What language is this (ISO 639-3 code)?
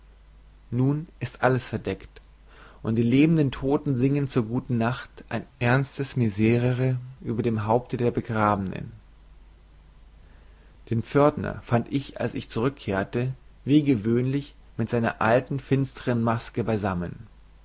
deu